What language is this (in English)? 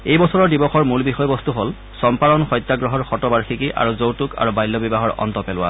Assamese